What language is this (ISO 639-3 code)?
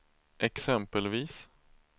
swe